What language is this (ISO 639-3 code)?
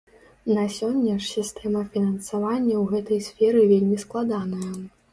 bel